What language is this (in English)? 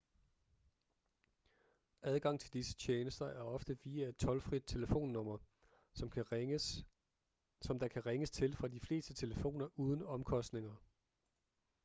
Danish